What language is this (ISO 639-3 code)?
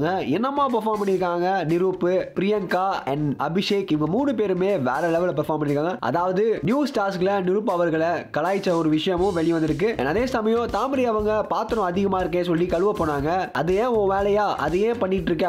tam